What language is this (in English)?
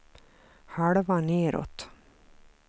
Swedish